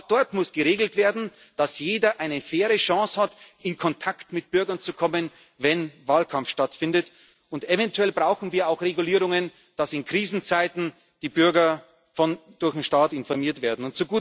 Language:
German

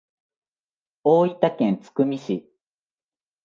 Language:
Japanese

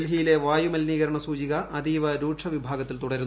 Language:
Malayalam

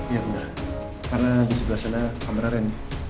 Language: Indonesian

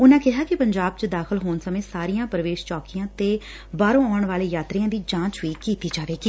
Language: Punjabi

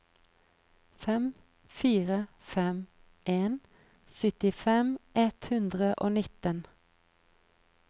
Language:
Norwegian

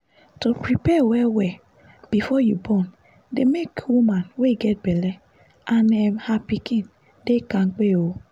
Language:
Nigerian Pidgin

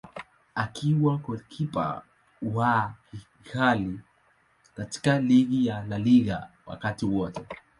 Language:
Swahili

